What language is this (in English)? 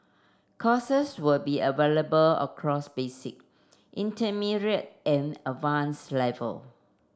English